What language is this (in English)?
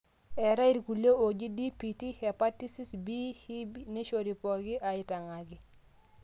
Masai